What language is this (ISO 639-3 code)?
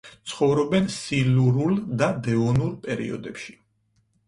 kat